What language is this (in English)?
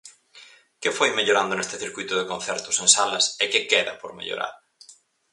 Galician